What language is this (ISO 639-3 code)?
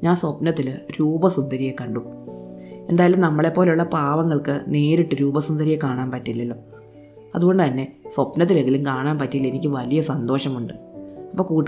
mal